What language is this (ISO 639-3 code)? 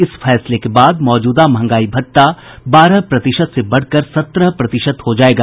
hin